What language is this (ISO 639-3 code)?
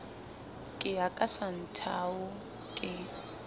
sot